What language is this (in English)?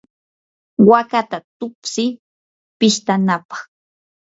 Yanahuanca Pasco Quechua